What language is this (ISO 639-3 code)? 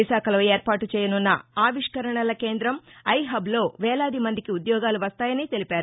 tel